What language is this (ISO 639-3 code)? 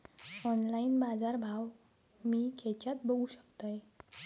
mar